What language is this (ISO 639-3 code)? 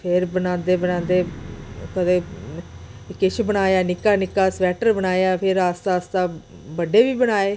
doi